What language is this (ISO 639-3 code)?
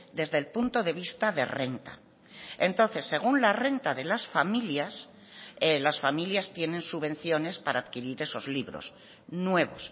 spa